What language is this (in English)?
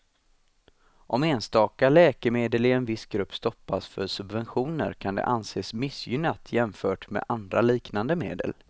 Swedish